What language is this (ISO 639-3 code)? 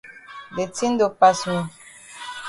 wes